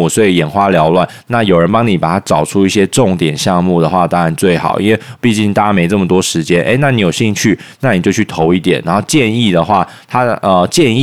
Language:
Chinese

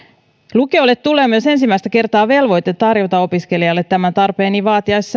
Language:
Finnish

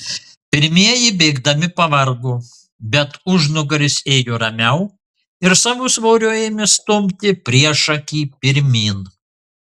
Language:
Lithuanian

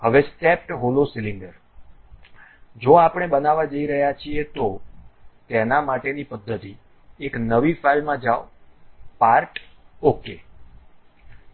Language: Gujarati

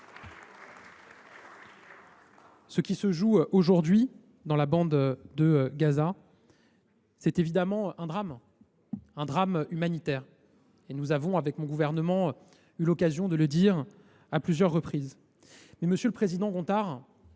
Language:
French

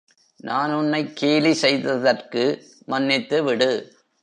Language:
Tamil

